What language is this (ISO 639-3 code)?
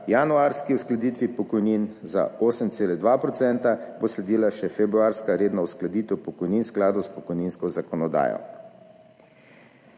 slv